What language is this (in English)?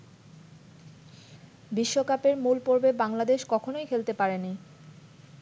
Bangla